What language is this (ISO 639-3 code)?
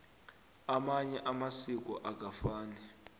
nbl